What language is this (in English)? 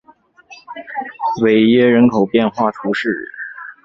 Chinese